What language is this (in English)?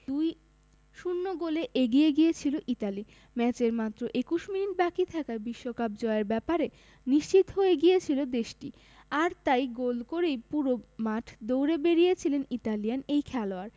Bangla